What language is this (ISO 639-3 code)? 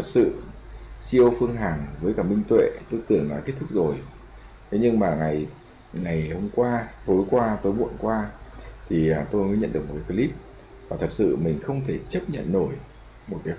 vie